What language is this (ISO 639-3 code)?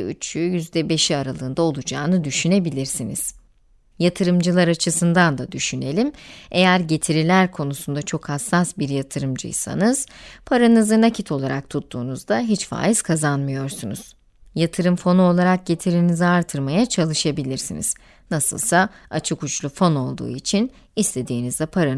tur